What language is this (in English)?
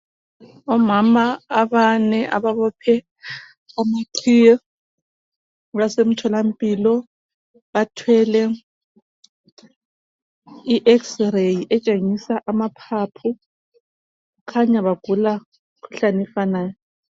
North Ndebele